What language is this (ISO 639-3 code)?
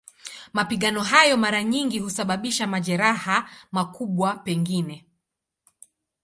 swa